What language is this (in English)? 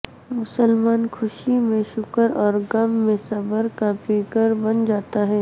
Urdu